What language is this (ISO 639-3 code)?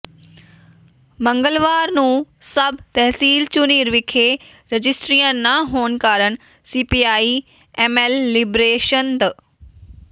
pan